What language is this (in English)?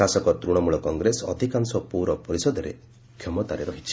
Odia